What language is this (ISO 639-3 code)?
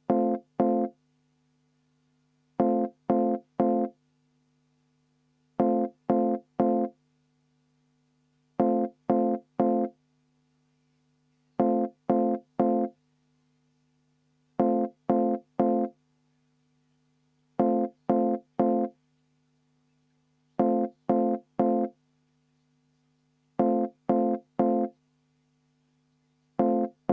est